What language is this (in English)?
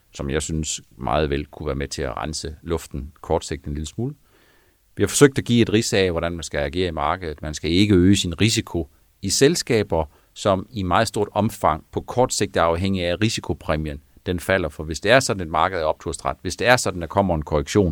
Danish